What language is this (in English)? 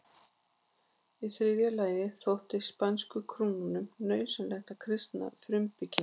Icelandic